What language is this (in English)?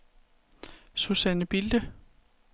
Danish